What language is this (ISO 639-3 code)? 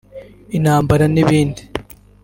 kin